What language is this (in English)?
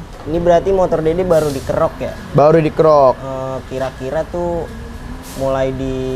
Indonesian